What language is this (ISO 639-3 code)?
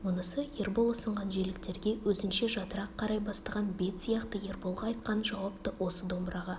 kaz